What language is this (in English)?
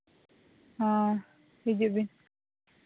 Santali